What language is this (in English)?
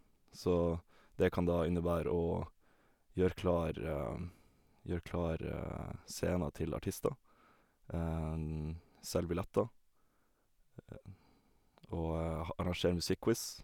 Norwegian